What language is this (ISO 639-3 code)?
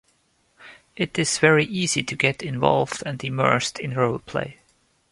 eng